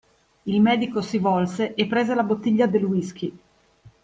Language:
Italian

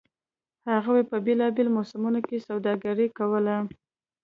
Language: Pashto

